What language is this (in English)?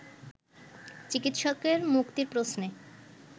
Bangla